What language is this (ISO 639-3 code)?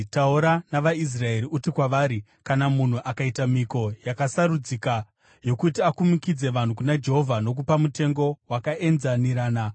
sna